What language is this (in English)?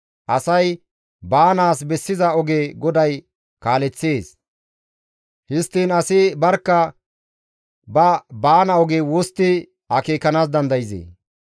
Gamo